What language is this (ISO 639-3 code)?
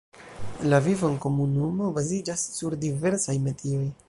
epo